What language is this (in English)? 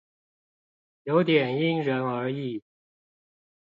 Chinese